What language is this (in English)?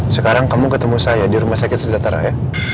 Indonesian